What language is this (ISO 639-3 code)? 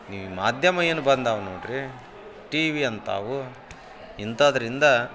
kan